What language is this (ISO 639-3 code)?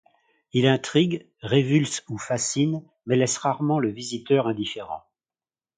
fra